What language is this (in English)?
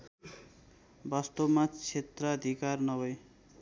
Nepali